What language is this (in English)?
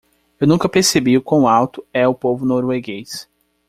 Portuguese